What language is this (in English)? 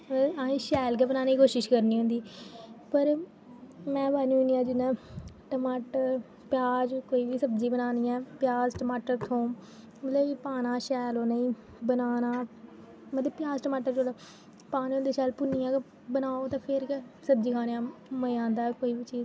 Dogri